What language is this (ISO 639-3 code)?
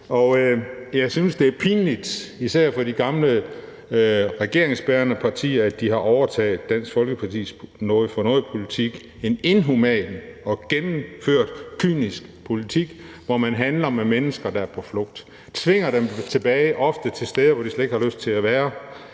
dan